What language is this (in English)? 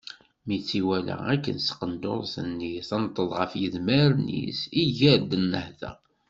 Kabyle